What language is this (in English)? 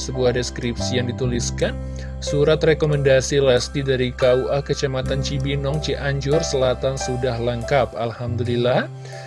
Indonesian